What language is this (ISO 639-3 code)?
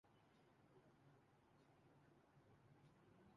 urd